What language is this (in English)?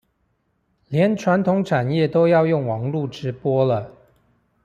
Chinese